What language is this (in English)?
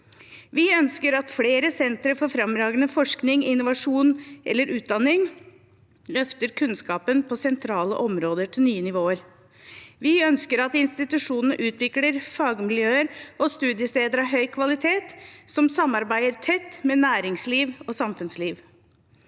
Norwegian